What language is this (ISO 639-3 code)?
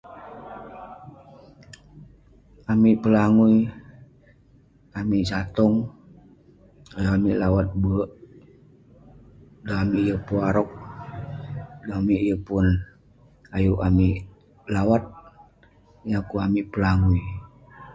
pne